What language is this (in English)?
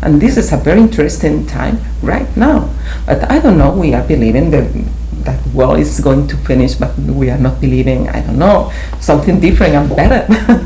English